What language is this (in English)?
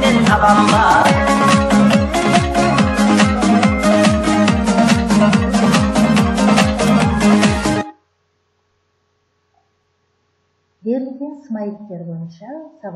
Russian